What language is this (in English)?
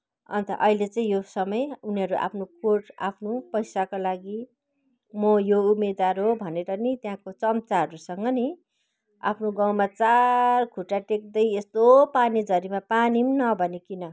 Nepali